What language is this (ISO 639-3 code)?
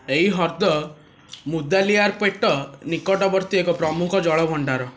ori